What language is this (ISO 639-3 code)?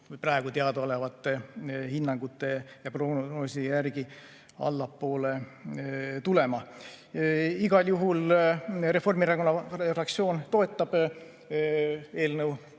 est